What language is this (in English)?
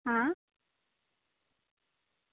Gujarati